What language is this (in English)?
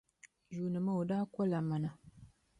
Dagbani